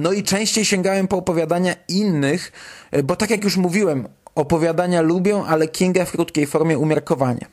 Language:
Polish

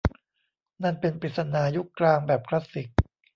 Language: Thai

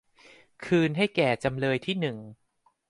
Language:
Thai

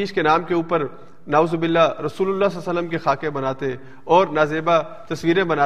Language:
Urdu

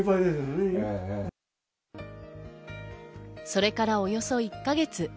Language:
Japanese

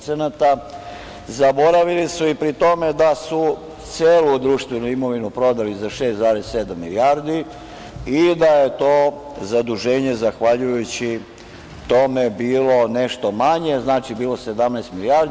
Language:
Serbian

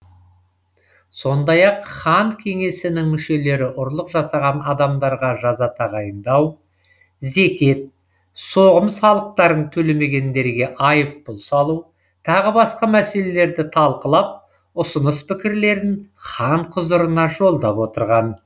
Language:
Kazakh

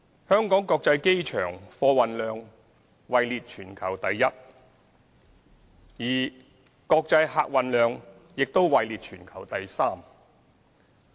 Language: Cantonese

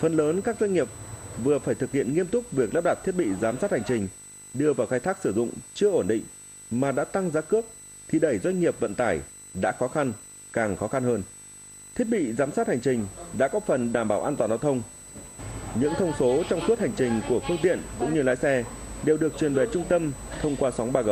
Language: Vietnamese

